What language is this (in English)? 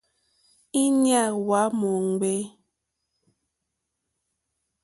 Mokpwe